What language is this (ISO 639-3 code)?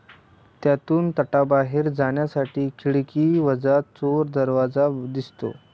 mar